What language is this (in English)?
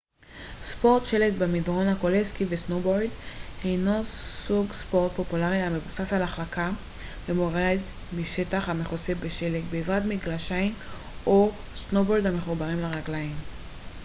Hebrew